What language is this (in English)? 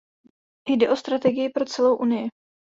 Czech